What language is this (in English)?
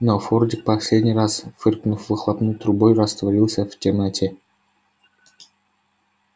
Russian